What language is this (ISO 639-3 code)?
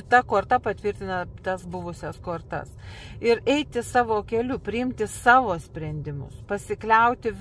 lit